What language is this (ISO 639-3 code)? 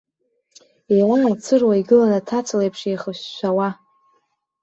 abk